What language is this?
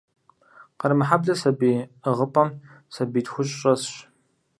Kabardian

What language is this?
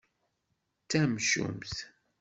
Kabyle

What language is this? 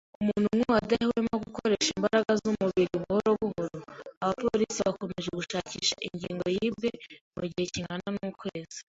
Kinyarwanda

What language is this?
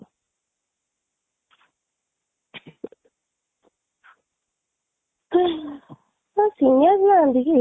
Odia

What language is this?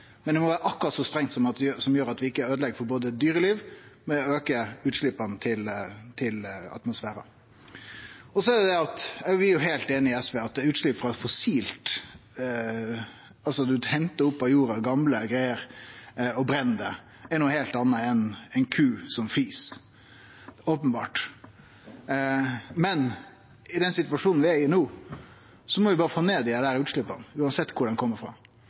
Norwegian Nynorsk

